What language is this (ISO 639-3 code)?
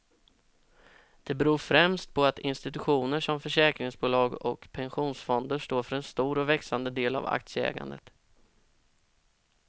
swe